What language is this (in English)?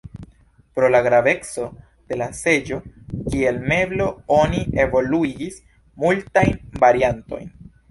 Esperanto